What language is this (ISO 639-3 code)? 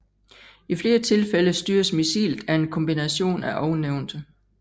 dan